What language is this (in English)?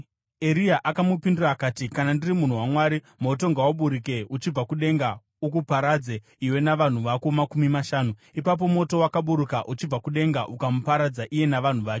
Shona